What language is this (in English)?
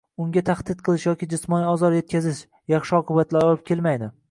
Uzbek